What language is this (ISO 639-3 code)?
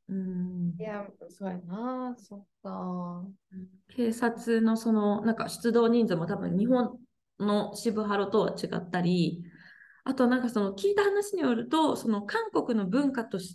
jpn